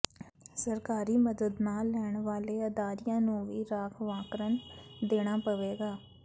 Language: Punjabi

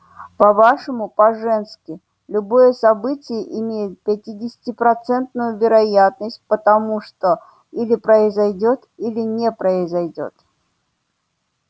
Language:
Russian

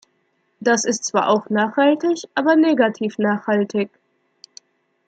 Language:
German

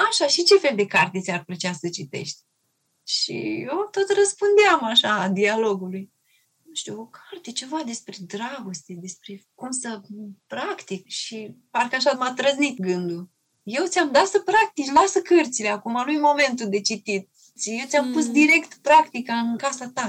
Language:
Romanian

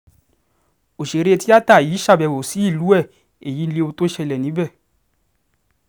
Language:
Yoruba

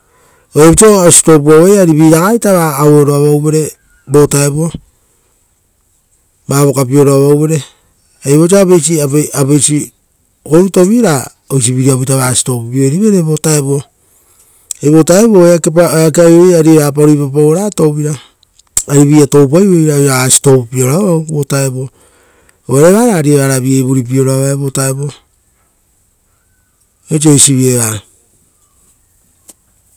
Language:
Rotokas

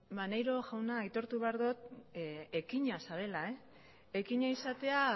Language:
Basque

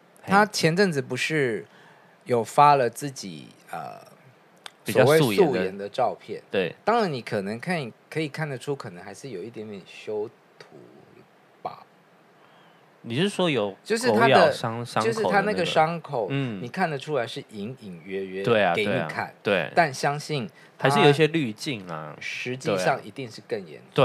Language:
Chinese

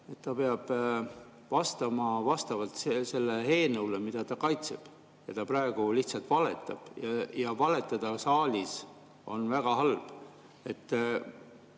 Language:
Estonian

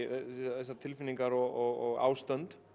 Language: Icelandic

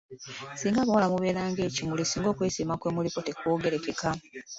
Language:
Ganda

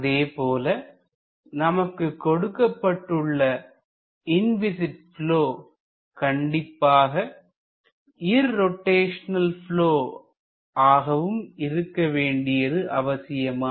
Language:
Tamil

